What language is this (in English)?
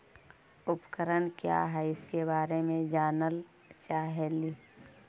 Magahi